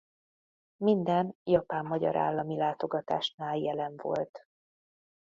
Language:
Hungarian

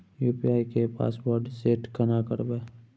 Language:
Maithili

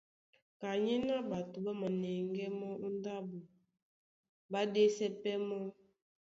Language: Duala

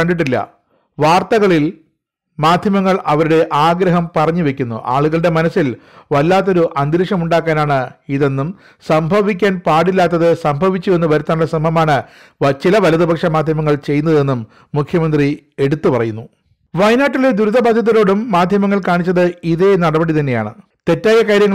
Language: Malayalam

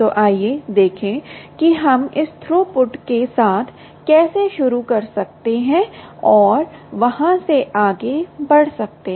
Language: Hindi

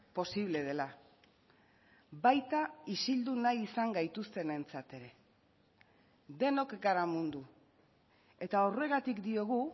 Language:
Basque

